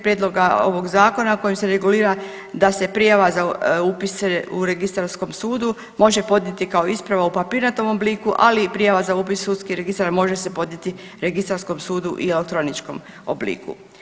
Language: Croatian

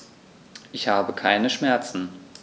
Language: German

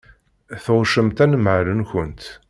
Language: Kabyle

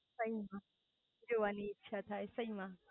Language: Gujarati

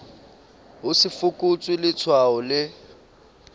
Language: Southern Sotho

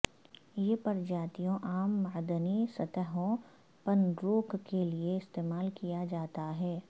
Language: Urdu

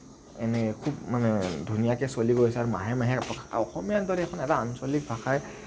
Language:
Assamese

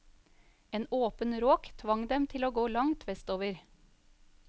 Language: Norwegian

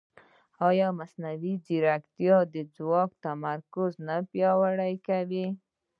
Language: Pashto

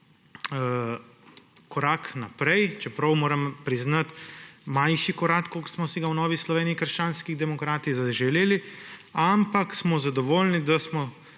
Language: Slovenian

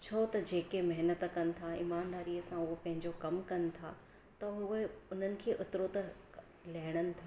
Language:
Sindhi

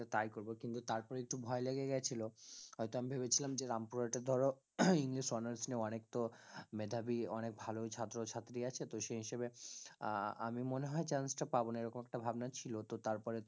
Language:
Bangla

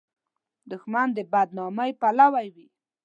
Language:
Pashto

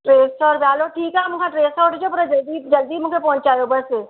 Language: Sindhi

